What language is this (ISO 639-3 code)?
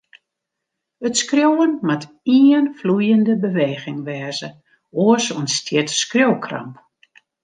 fry